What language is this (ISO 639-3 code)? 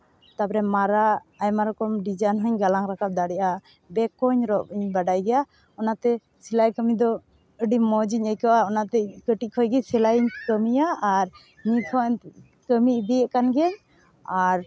sat